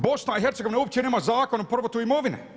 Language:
Croatian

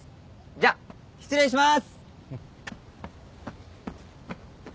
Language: Japanese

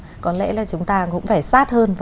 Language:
Vietnamese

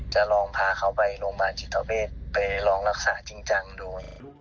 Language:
Thai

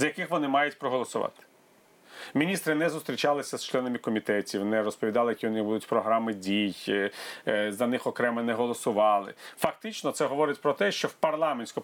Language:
Ukrainian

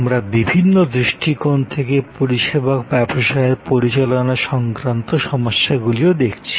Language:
Bangla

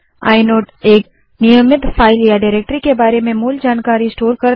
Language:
Hindi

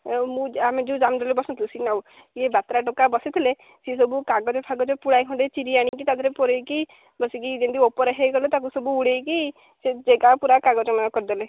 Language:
Odia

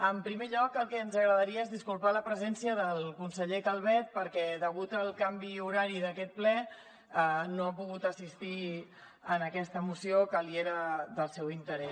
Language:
Catalan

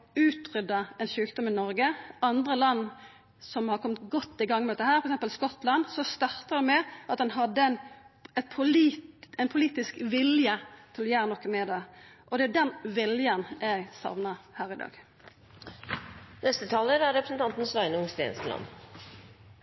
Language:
Norwegian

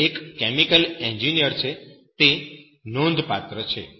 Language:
Gujarati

